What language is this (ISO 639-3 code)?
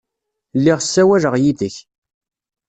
kab